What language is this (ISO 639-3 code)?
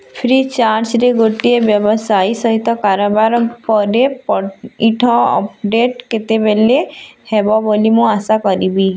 ori